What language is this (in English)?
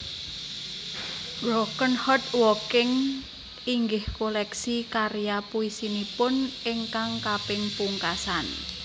Javanese